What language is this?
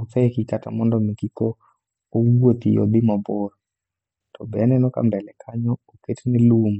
Luo (Kenya and Tanzania)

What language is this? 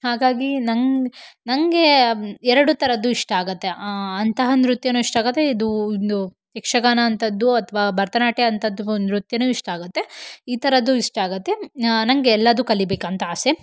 Kannada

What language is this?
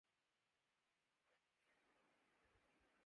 Urdu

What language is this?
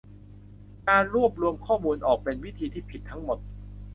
Thai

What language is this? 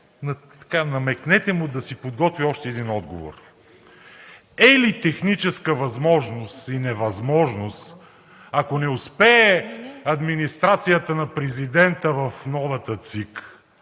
Bulgarian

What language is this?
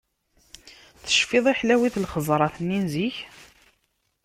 Kabyle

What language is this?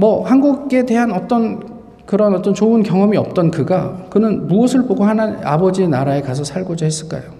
Korean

